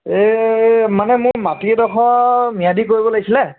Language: Assamese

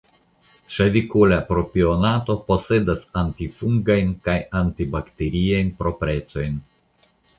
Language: Esperanto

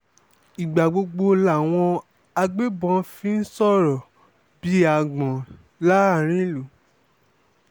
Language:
Yoruba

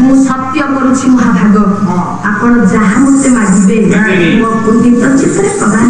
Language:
Indonesian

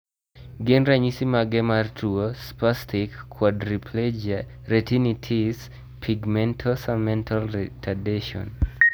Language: Luo (Kenya and Tanzania)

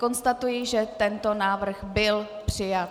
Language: Czech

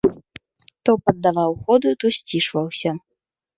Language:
Belarusian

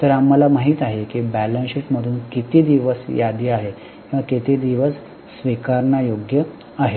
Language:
Marathi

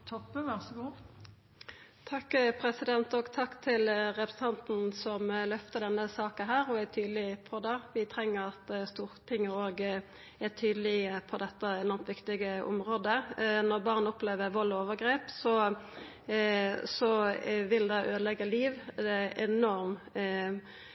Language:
Norwegian Nynorsk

